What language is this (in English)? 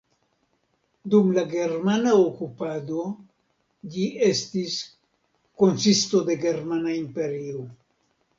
Esperanto